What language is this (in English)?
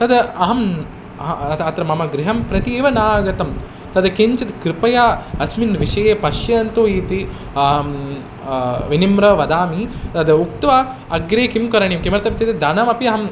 Sanskrit